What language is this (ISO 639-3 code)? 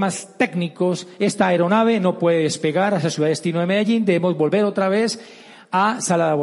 spa